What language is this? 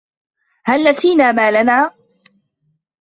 Arabic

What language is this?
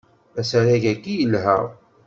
Kabyle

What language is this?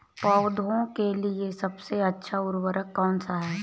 Hindi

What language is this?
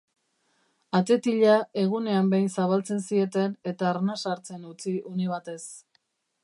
Basque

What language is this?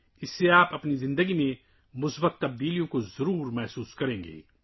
Urdu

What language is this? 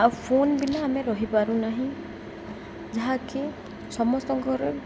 Odia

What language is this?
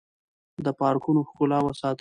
Pashto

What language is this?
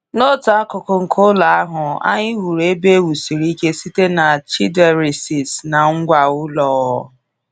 Igbo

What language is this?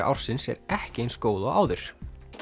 Icelandic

